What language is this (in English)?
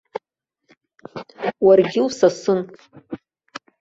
Abkhazian